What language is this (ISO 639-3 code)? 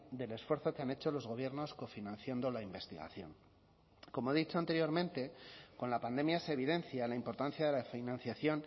spa